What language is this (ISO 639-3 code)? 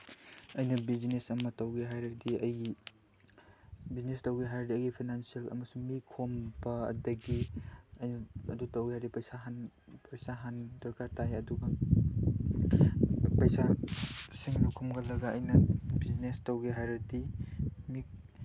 mni